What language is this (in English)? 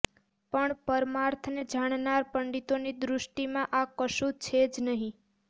Gujarati